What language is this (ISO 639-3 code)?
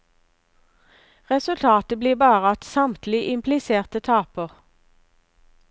nor